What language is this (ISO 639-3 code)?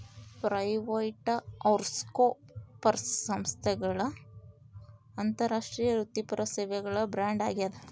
kan